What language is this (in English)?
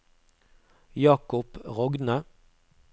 Norwegian